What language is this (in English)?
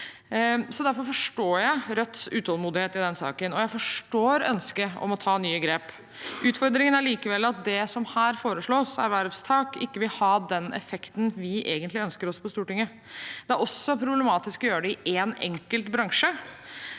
Norwegian